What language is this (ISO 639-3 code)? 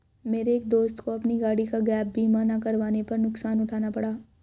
hin